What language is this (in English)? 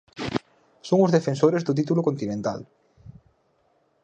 Galician